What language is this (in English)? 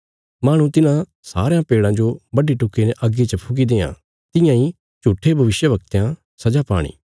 Bilaspuri